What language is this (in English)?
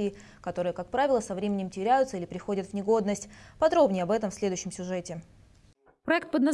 Russian